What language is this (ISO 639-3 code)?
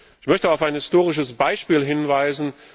deu